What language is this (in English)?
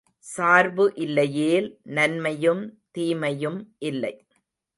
Tamil